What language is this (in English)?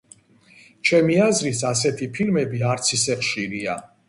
Georgian